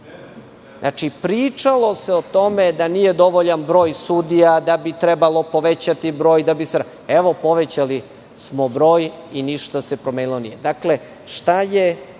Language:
Serbian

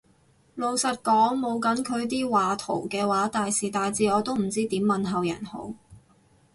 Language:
Cantonese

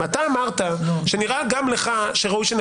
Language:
Hebrew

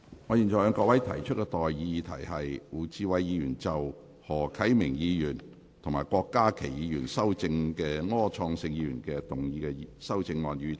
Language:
Cantonese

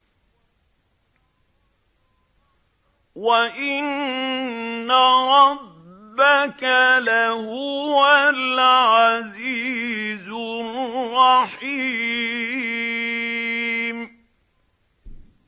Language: Arabic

